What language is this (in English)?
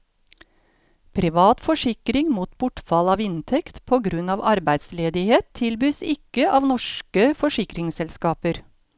Norwegian